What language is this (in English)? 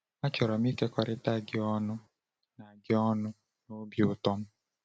Igbo